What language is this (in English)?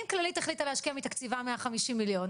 Hebrew